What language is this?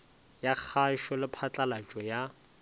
Northern Sotho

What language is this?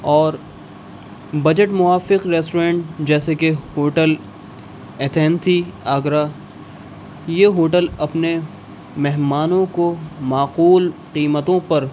Urdu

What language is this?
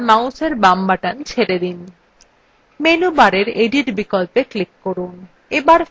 Bangla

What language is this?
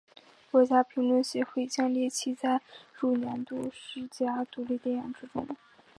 Chinese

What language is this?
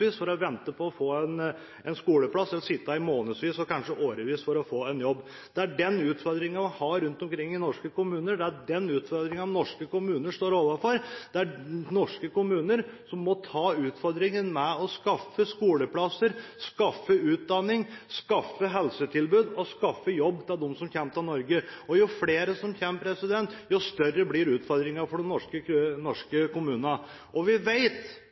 Norwegian Bokmål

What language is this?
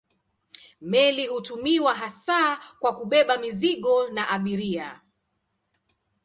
Swahili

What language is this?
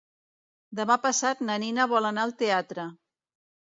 Catalan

